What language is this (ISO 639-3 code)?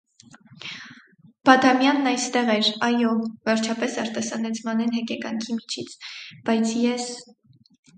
hye